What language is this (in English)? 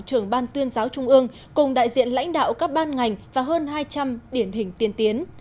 Vietnamese